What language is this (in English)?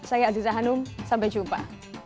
Indonesian